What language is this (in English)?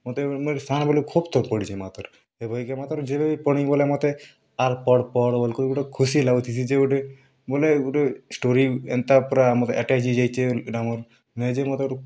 Odia